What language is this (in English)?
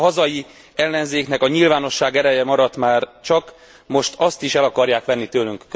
Hungarian